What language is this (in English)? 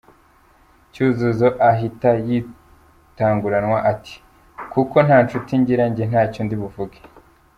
Kinyarwanda